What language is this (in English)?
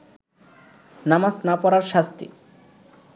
Bangla